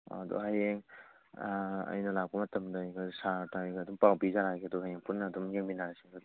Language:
Manipuri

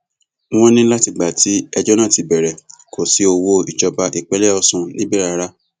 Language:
Yoruba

